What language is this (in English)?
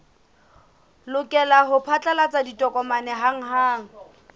Southern Sotho